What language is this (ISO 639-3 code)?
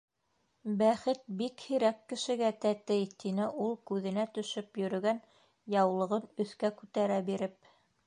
bak